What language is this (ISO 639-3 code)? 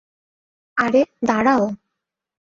ben